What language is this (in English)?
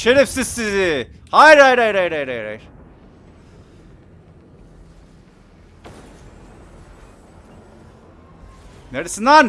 Turkish